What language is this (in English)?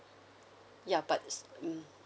English